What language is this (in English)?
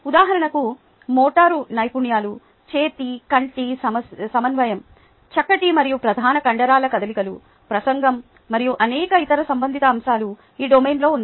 Telugu